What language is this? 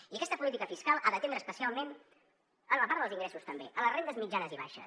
Catalan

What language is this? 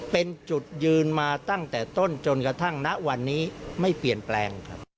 Thai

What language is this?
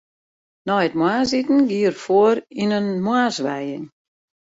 Western Frisian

